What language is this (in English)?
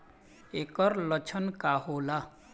Bhojpuri